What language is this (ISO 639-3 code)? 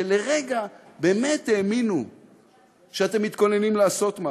heb